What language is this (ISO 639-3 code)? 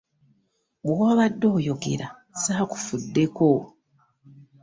lug